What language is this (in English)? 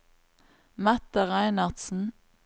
Norwegian